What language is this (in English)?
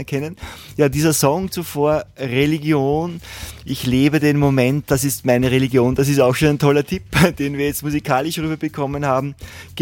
German